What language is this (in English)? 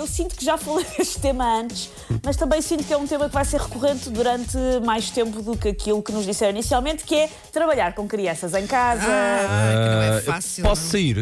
Portuguese